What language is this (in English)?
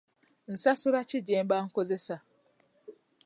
Ganda